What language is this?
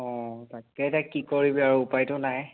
Assamese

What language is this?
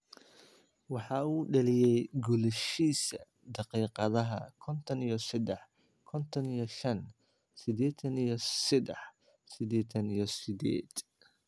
Somali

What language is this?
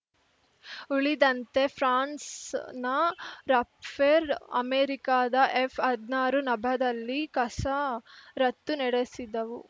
Kannada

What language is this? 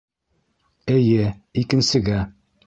Bashkir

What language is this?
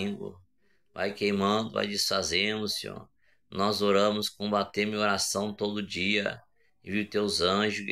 Portuguese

